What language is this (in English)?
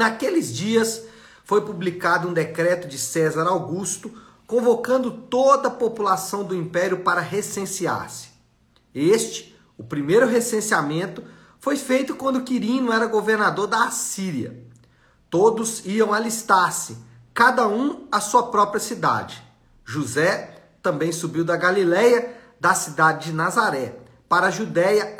Portuguese